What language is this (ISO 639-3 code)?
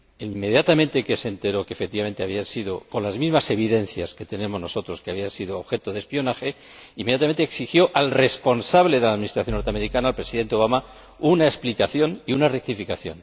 spa